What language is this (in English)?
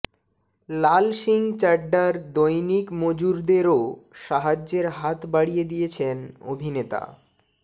Bangla